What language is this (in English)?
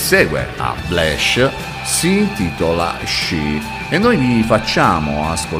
Italian